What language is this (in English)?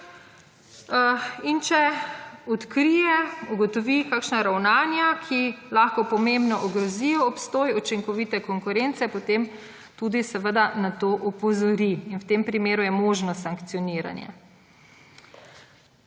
Slovenian